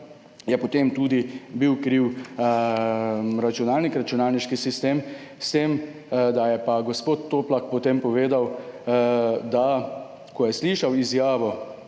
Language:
Slovenian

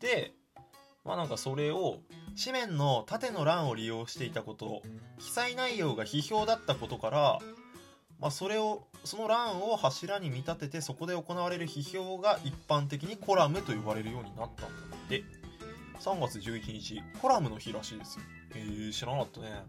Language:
Japanese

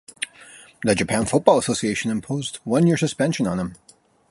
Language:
English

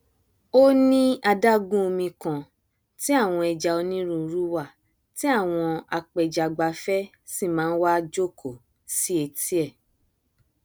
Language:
Yoruba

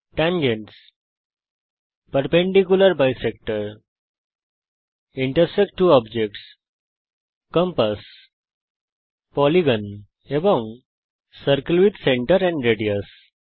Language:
Bangla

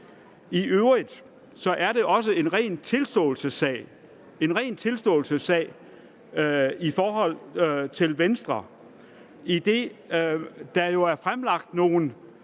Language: Danish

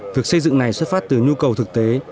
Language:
Vietnamese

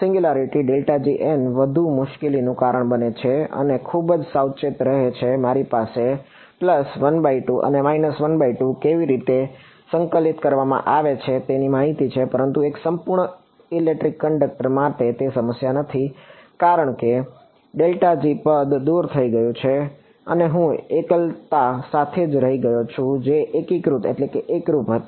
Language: Gujarati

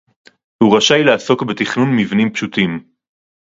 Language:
Hebrew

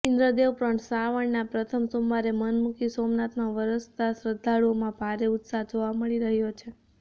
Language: Gujarati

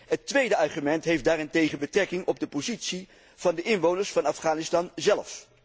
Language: Dutch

